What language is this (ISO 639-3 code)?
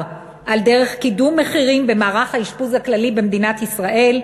heb